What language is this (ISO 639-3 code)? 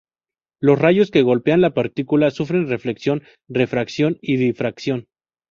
spa